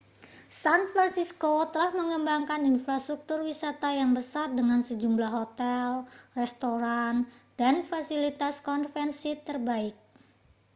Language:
Indonesian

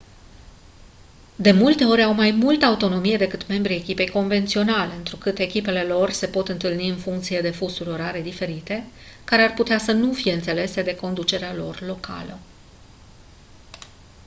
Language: Romanian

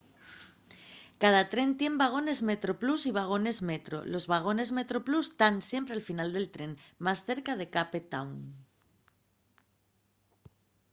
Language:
Asturian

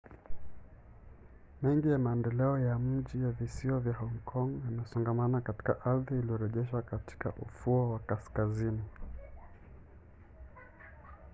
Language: Swahili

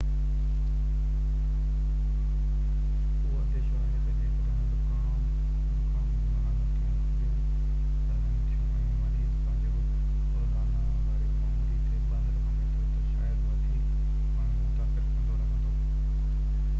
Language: Sindhi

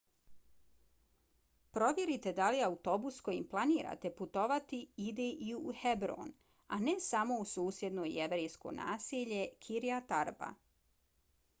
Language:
Bosnian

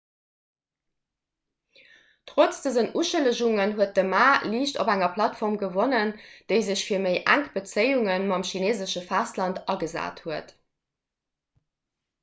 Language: Luxembourgish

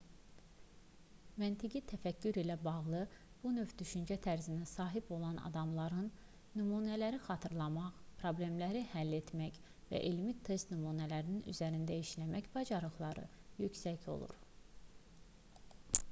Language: Azerbaijani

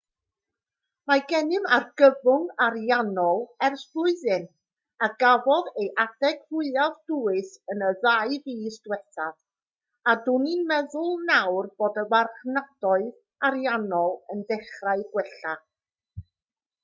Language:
Welsh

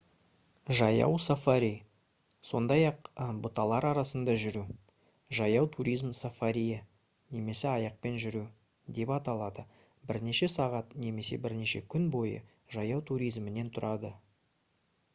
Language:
Kazakh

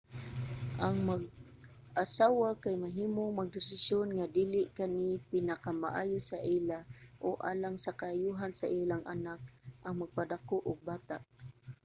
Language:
Cebuano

